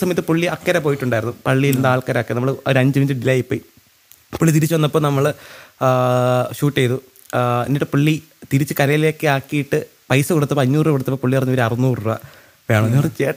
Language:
Malayalam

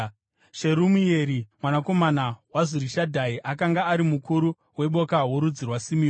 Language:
Shona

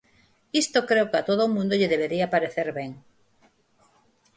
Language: Galician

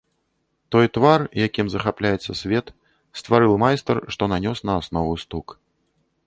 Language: Belarusian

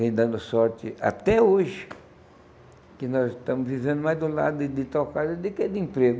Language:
Portuguese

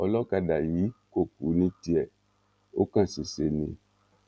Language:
Yoruba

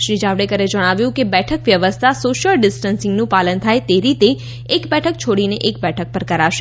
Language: Gujarati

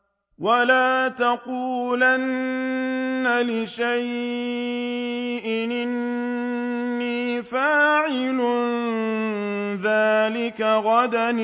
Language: Arabic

